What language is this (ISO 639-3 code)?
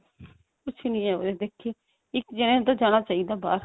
pan